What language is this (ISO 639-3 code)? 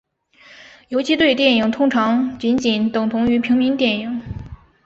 zho